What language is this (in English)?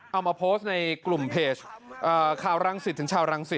Thai